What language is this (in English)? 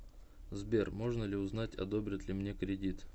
Russian